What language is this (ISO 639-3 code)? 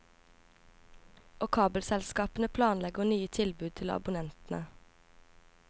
nor